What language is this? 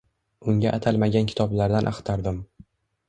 Uzbek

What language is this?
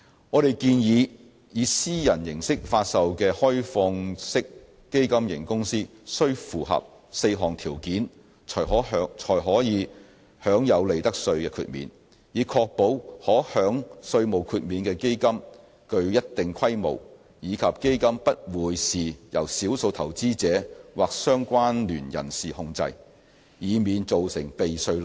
Cantonese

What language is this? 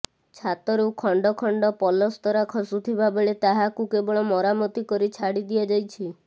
Odia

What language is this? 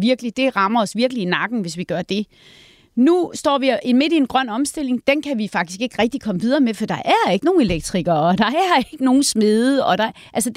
Danish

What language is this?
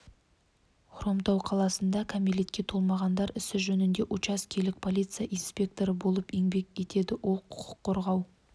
Kazakh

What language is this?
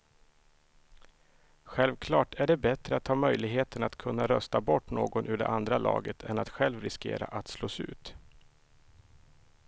Swedish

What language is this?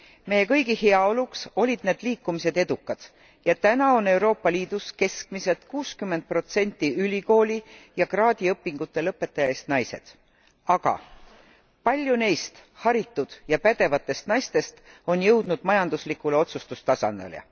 Estonian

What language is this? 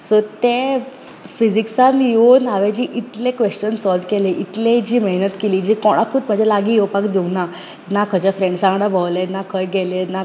Konkani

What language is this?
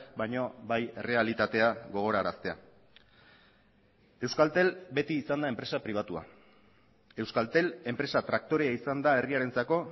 Basque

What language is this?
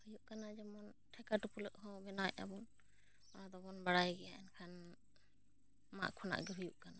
Santali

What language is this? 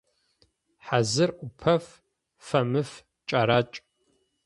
Adyghe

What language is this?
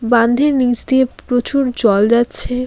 Bangla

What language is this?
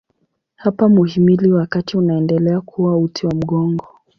Swahili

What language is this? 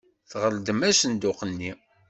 Kabyle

